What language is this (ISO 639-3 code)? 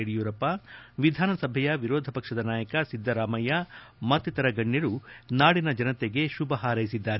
kan